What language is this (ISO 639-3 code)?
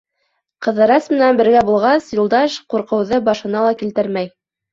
bak